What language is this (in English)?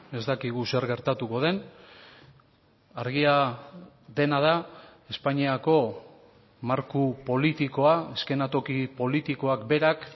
Basque